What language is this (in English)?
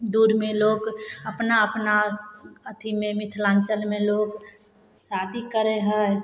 Maithili